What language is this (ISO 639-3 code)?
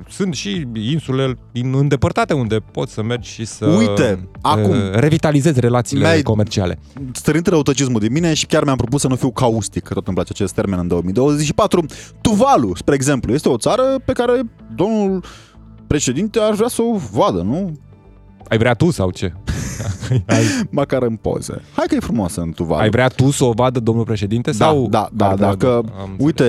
ron